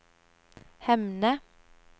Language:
Norwegian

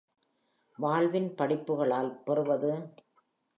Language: Tamil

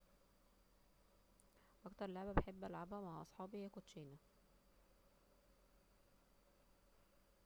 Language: Egyptian Arabic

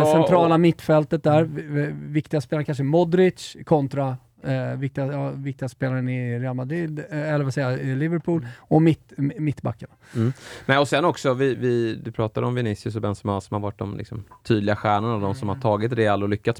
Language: Swedish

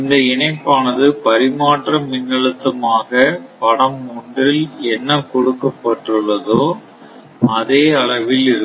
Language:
Tamil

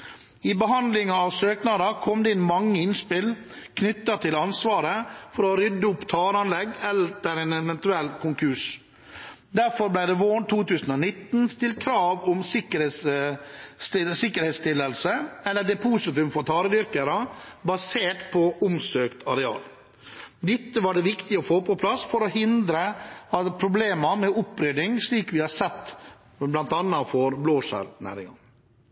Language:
Norwegian Bokmål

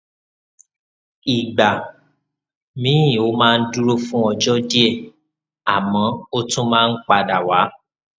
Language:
Yoruba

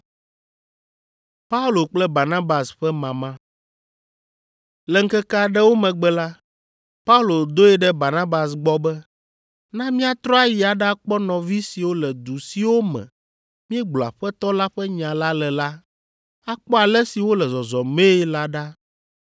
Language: Ewe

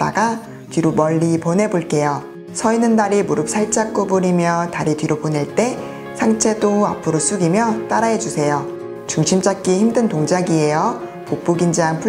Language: Korean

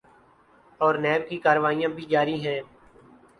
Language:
Urdu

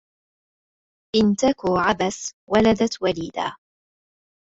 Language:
Arabic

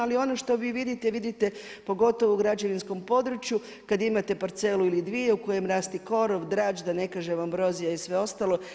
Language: Croatian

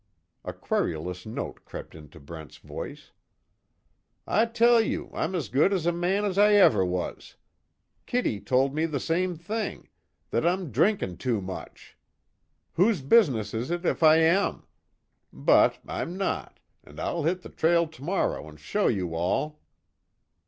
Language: English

